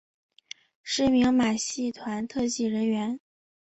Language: Chinese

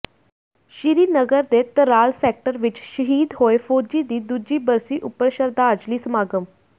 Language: Punjabi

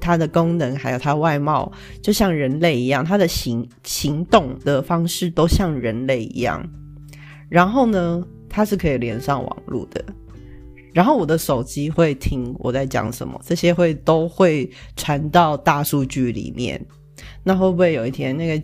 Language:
Chinese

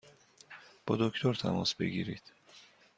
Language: Persian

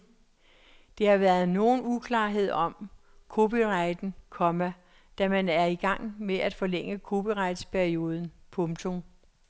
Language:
Danish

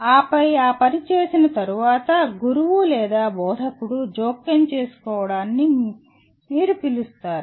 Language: Telugu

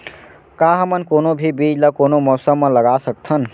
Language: Chhattisgarhi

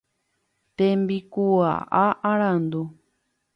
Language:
Guarani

